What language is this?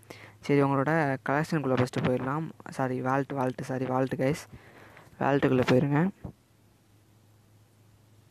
Indonesian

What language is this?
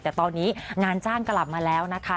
Thai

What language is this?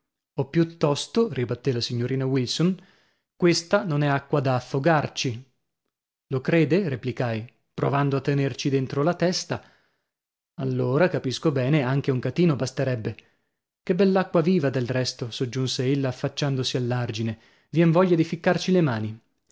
Italian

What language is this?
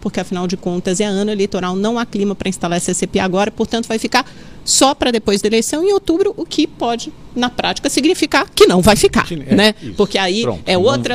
Portuguese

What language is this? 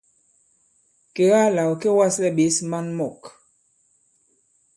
Bankon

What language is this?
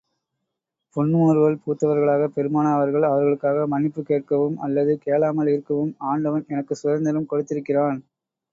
Tamil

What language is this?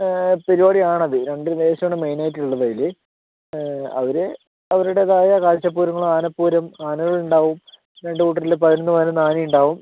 Malayalam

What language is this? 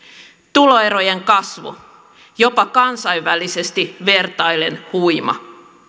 Finnish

